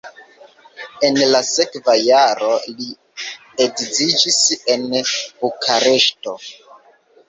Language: Esperanto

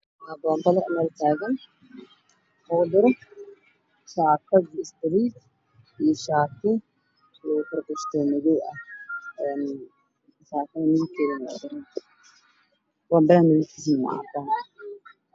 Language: Somali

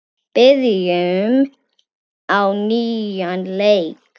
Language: Icelandic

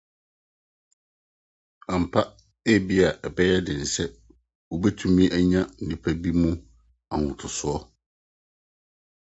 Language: Akan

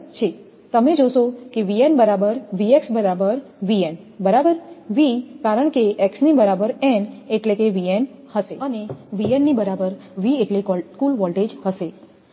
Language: Gujarati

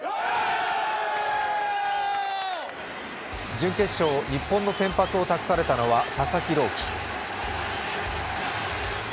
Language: Japanese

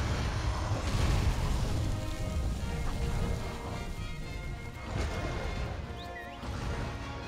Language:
German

